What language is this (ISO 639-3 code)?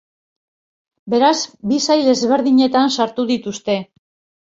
eus